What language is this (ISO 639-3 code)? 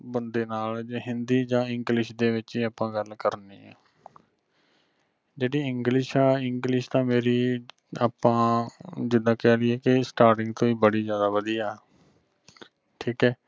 pan